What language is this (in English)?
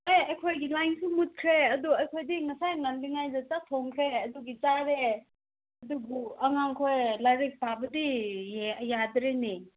Manipuri